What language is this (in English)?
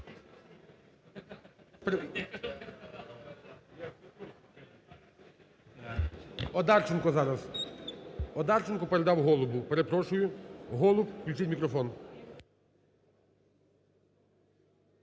Ukrainian